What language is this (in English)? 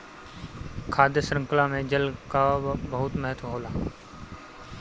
Bhojpuri